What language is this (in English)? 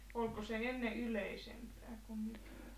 Finnish